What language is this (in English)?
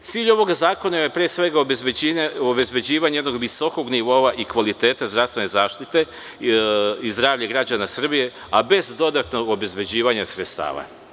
Serbian